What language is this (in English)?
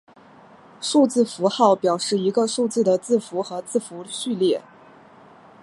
Chinese